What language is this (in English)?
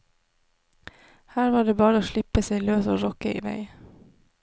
Norwegian